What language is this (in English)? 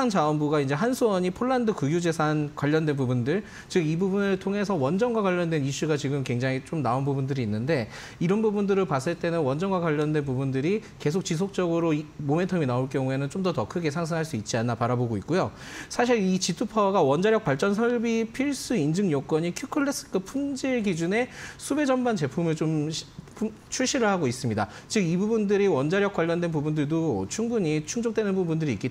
Korean